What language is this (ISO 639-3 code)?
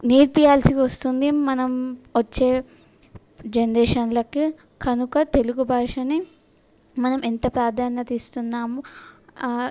tel